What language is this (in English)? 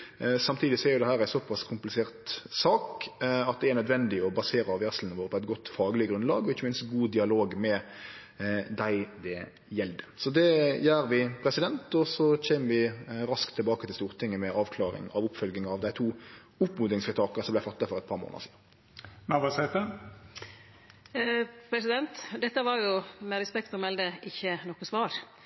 Norwegian Nynorsk